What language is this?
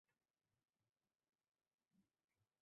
Uzbek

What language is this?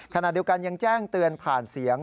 Thai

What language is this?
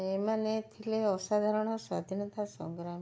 Odia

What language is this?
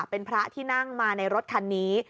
Thai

